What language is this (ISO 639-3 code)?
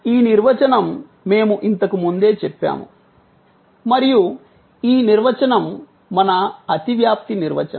tel